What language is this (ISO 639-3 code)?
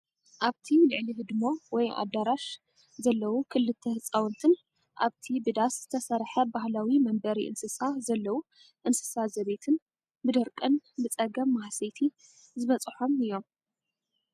tir